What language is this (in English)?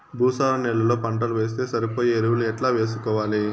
Telugu